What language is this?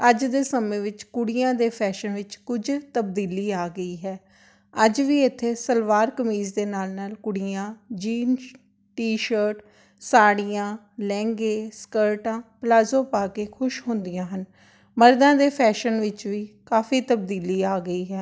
Punjabi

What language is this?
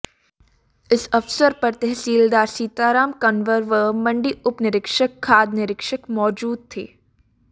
Hindi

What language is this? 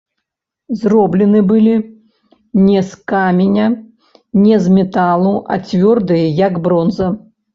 Belarusian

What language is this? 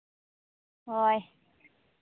Santali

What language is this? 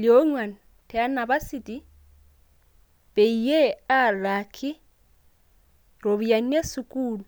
Masai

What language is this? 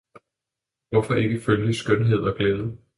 Danish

